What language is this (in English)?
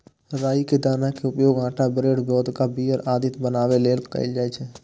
Maithili